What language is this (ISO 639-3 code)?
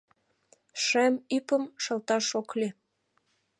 chm